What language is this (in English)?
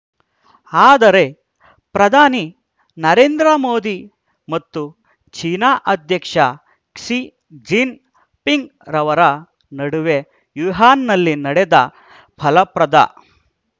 Kannada